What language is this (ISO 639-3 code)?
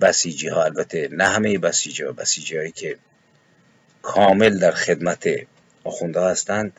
fas